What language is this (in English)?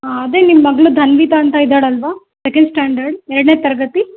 Kannada